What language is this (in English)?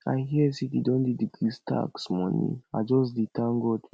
Nigerian Pidgin